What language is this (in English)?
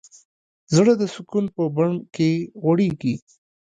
Pashto